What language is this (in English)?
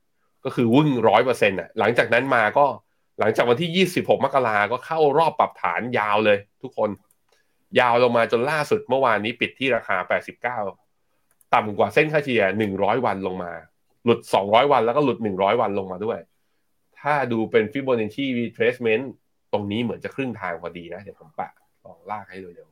Thai